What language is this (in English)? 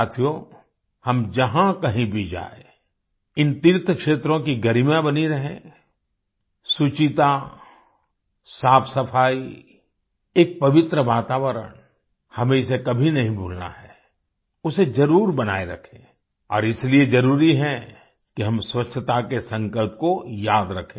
Hindi